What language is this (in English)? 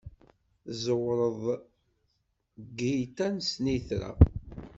Kabyle